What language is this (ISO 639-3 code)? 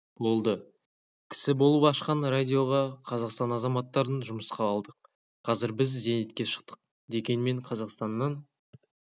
kaz